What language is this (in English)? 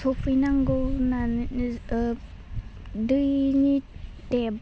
Bodo